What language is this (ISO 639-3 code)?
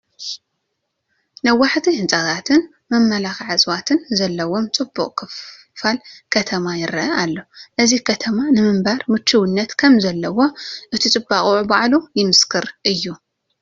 tir